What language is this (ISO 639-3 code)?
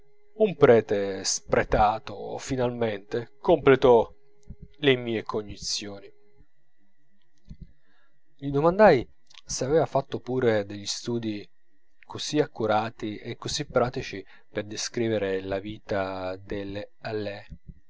ita